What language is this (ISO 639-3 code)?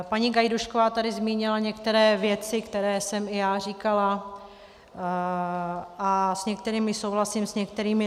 ces